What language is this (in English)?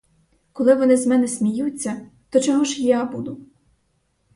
Ukrainian